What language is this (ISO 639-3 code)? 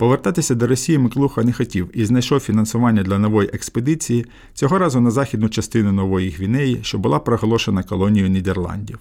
ukr